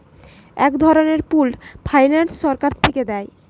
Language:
Bangla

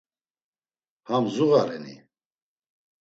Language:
Laz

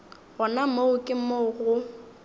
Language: Northern Sotho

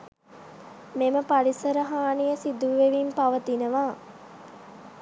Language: Sinhala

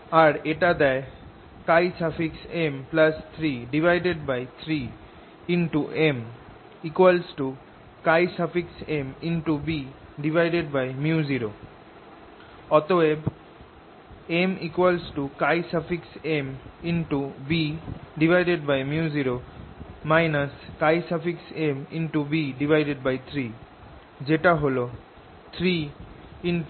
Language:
Bangla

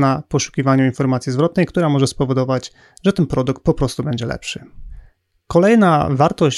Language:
Polish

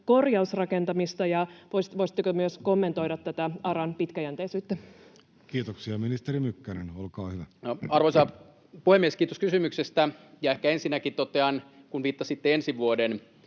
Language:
Finnish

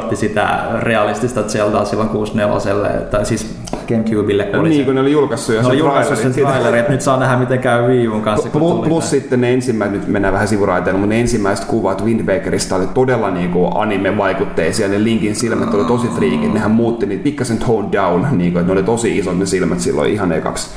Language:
Finnish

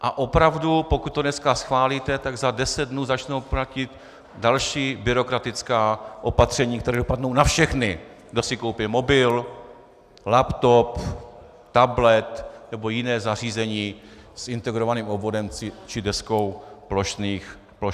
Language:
Czech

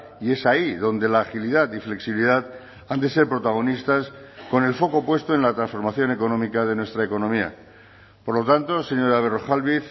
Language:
Spanish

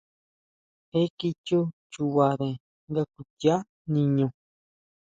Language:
Huautla Mazatec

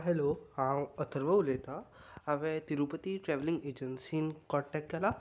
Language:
Konkani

